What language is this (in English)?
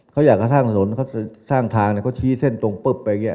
Thai